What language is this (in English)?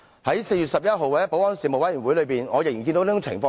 Cantonese